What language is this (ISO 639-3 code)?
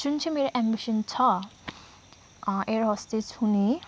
nep